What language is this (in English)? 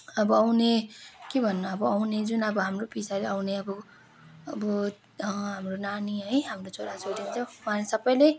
Nepali